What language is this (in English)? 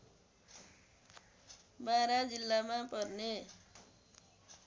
Nepali